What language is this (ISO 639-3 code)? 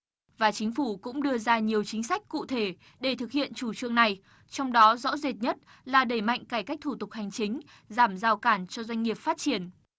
vie